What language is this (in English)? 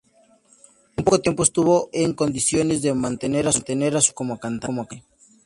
Spanish